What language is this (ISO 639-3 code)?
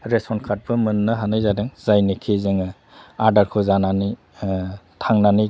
brx